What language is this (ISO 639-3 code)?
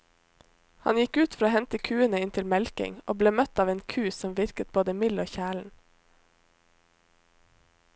nor